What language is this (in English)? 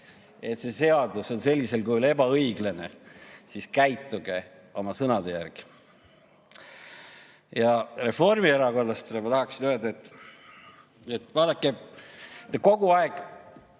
Estonian